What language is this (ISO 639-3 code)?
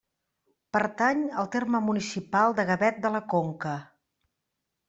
cat